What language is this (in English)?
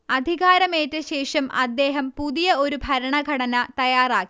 Malayalam